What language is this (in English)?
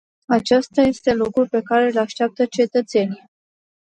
Romanian